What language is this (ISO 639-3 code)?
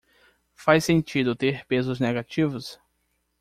por